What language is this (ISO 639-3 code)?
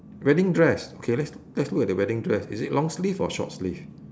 eng